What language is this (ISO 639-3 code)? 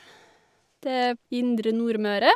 nor